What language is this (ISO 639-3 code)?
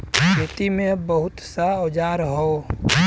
bho